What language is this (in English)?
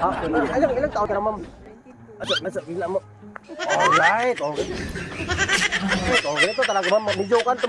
Indonesian